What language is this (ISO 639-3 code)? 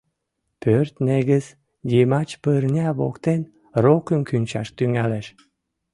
chm